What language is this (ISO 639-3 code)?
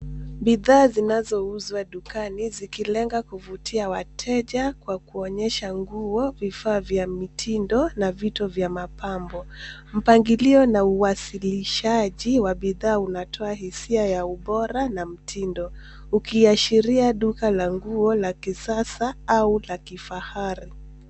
swa